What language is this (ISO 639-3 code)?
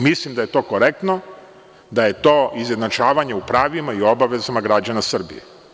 srp